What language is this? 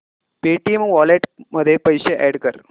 Marathi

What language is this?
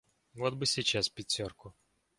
Russian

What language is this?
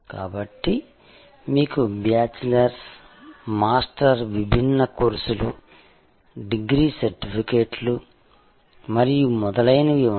Telugu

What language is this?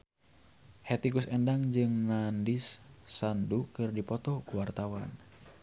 Sundanese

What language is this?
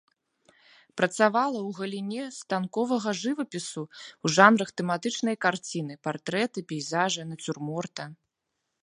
Belarusian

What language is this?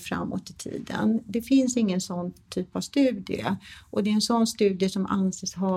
Swedish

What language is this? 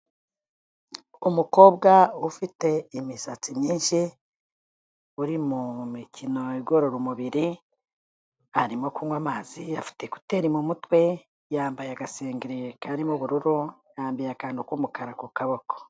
Kinyarwanda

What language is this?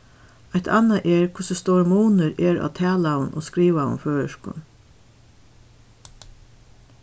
Faroese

